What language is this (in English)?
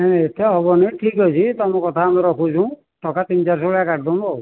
Odia